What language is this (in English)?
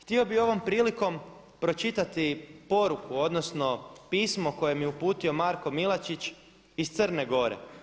Croatian